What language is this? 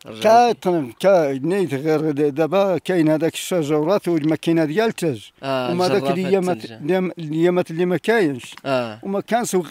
Arabic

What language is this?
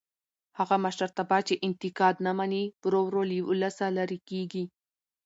Pashto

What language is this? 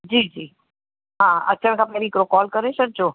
Sindhi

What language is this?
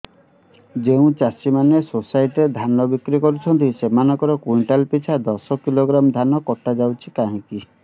Odia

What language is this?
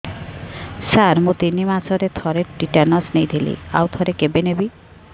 Odia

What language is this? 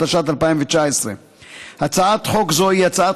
Hebrew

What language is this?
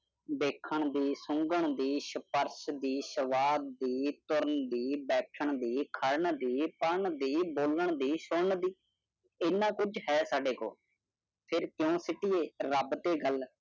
Punjabi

